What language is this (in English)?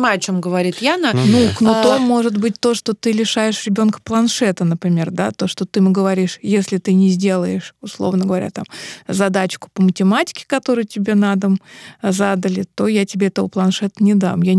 Russian